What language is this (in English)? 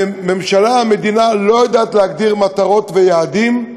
Hebrew